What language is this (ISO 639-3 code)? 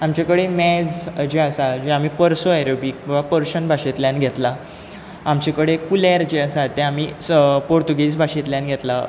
kok